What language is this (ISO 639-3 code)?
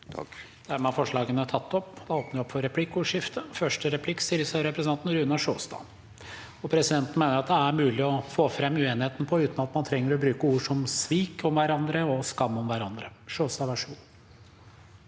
nor